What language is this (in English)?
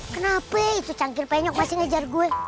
Indonesian